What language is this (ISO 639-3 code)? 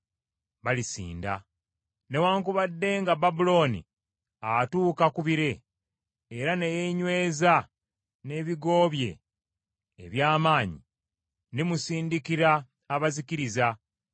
lug